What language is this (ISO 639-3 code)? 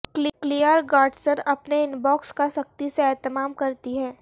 urd